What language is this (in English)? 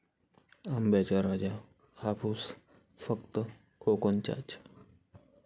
Marathi